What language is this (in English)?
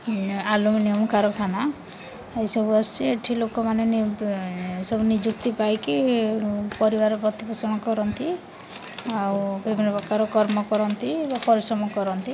Odia